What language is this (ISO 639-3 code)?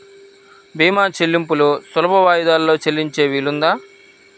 tel